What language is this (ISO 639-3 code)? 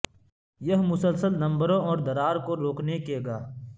urd